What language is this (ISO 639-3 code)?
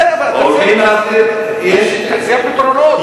heb